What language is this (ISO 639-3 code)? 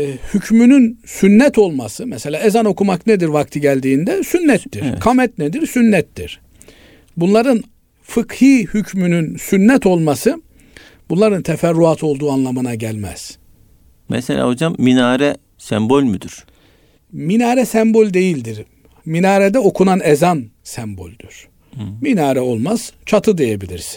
tur